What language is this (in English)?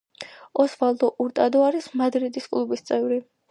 Georgian